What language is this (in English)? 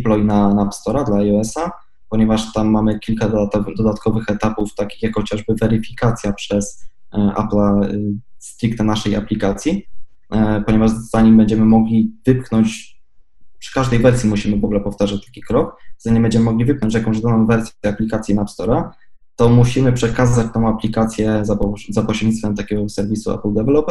Polish